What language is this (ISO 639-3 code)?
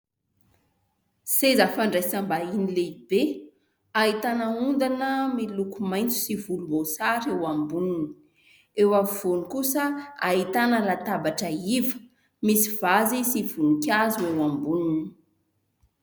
mlg